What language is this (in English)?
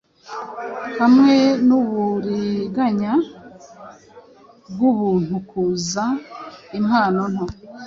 Kinyarwanda